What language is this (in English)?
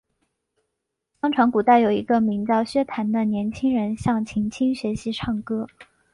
Chinese